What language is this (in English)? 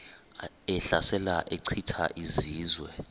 Xhosa